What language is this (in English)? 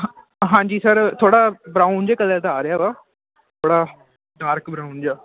Punjabi